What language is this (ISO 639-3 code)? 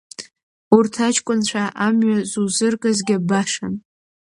abk